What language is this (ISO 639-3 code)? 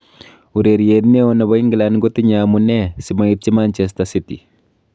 kln